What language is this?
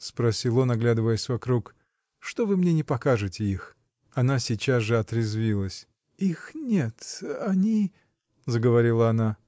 Russian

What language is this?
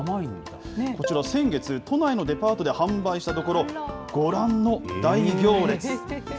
Japanese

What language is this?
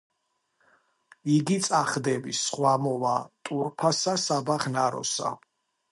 Georgian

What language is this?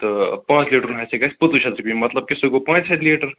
Kashmiri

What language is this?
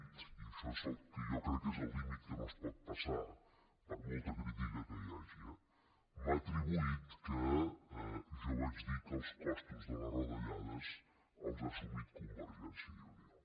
Catalan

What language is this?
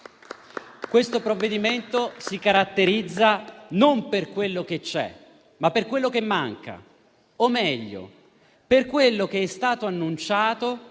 Italian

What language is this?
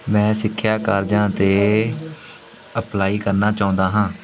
Punjabi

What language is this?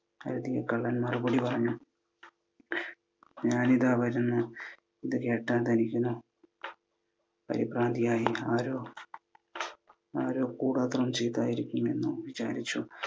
Malayalam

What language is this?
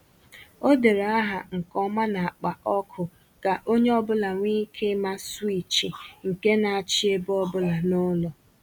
Igbo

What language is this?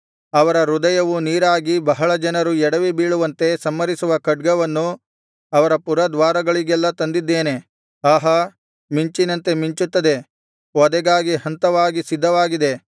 Kannada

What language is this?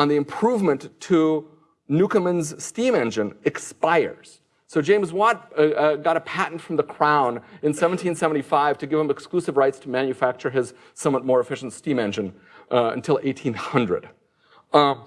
English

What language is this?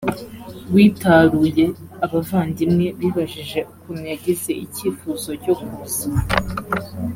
Kinyarwanda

